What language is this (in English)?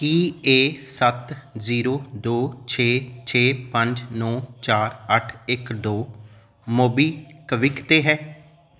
Punjabi